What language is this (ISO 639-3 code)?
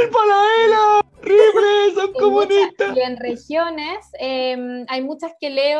spa